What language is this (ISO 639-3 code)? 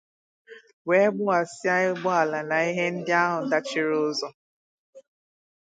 ibo